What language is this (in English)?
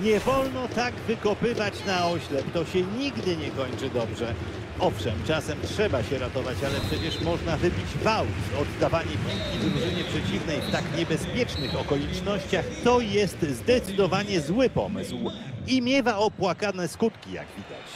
Polish